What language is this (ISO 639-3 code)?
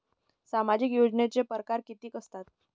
mar